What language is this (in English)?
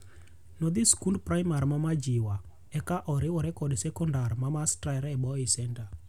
Luo (Kenya and Tanzania)